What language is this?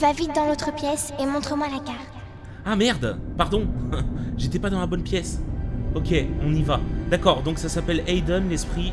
French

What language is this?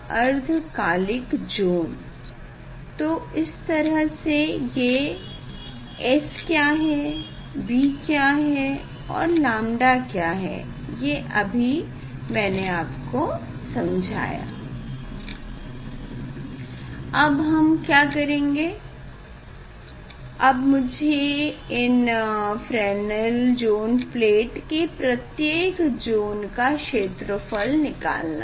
Hindi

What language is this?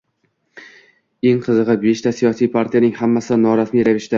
Uzbek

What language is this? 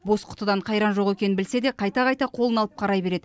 Kazakh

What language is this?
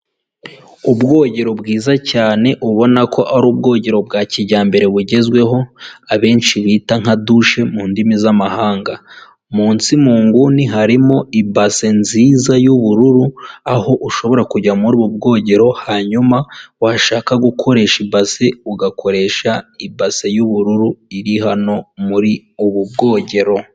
Kinyarwanda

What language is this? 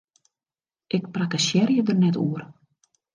Western Frisian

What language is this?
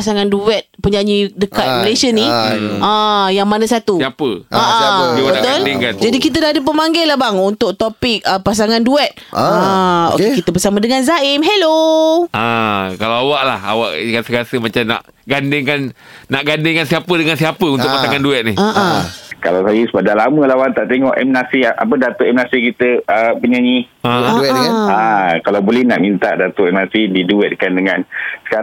Malay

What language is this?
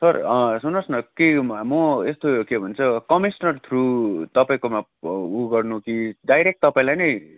Nepali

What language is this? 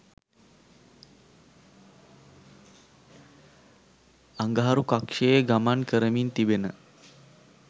Sinhala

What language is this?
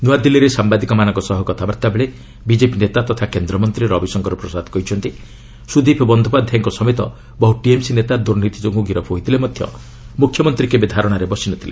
Odia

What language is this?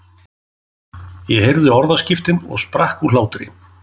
Icelandic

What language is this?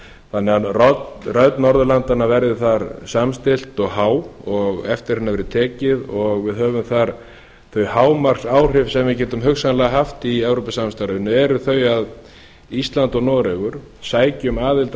Icelandic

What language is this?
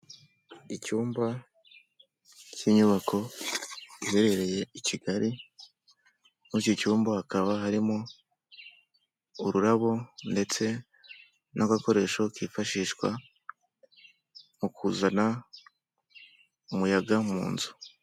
Kinyarwanda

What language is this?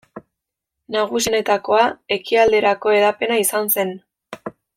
Basque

